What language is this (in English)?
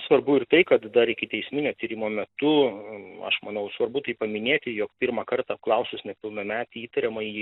Lithuanian